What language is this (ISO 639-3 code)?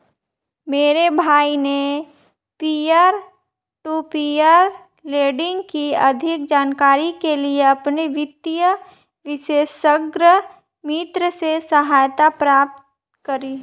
hin